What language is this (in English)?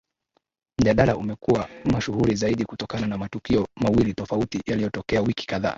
Swahili